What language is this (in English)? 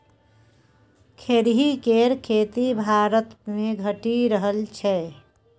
Maithili